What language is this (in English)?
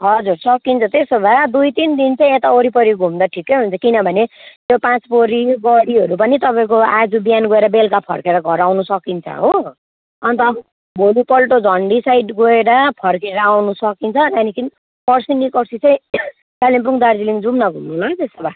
Nepali